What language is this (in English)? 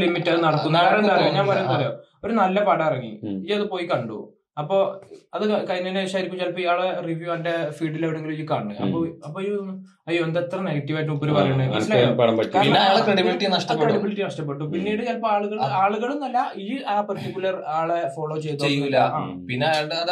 Malayalam